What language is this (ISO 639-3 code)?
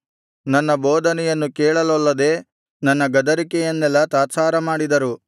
kan